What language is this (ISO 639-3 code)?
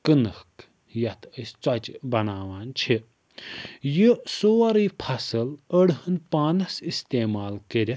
kas